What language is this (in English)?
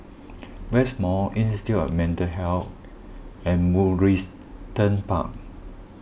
English